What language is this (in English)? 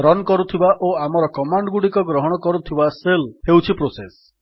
Odia